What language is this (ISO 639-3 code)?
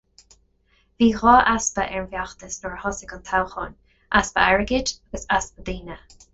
gle